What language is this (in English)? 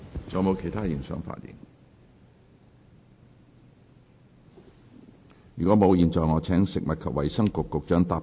Cantonese